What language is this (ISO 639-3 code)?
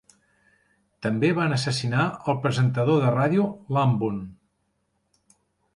cat